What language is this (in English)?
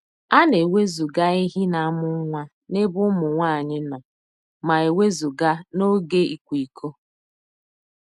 Igbo